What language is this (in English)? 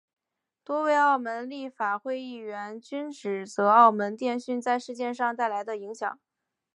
Chinese